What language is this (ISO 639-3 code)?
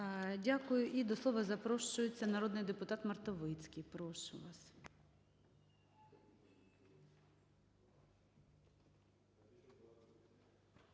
ukr